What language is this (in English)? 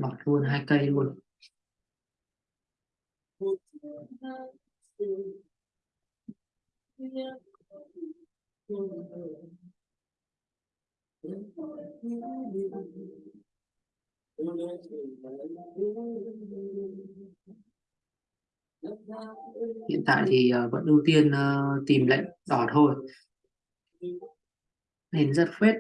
Vietnamese